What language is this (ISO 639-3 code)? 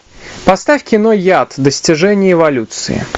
rus